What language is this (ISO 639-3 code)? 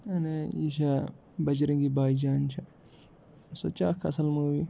kas